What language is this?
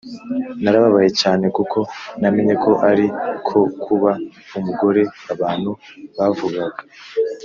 Kinyarwanda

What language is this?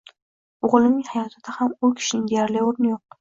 Uzbek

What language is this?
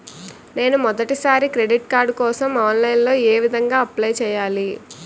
Telugu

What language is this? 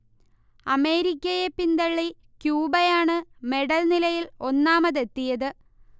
Malayalam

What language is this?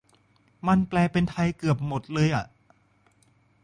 Thai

